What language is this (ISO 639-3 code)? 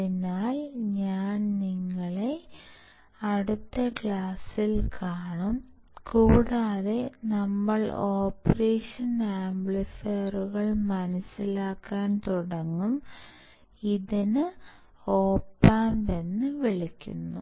mal